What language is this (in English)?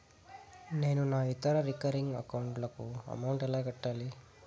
Telugu